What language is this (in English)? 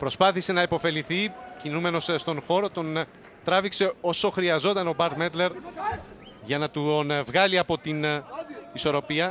Greek